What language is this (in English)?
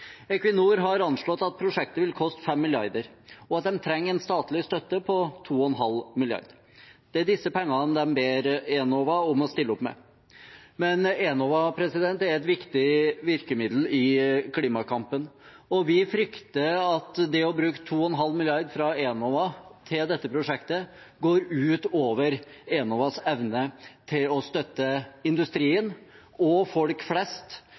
Norwegian Bokmål